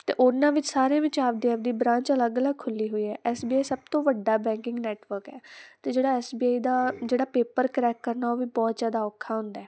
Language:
Punjabi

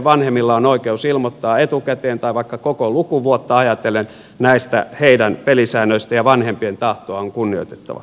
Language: Finnish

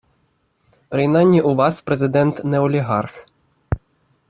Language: Ukrainian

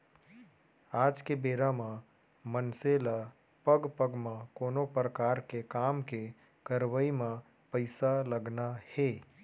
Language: Chhattisgarhi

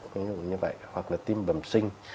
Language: Vietnamese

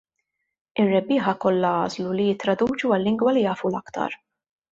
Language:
Maltese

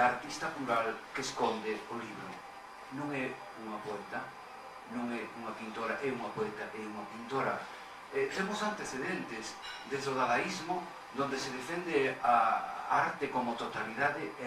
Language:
Spanish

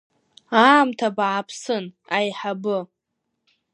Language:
Abkhazian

